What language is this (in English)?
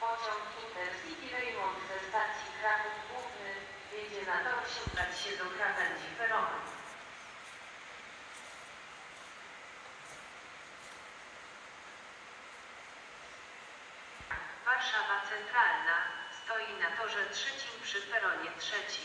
Polish